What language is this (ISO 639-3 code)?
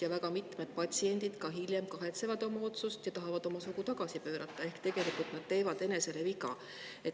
est